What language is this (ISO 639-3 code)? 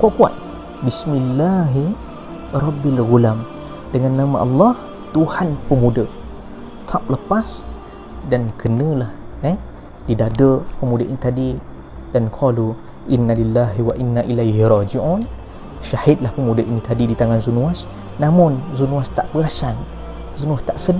msa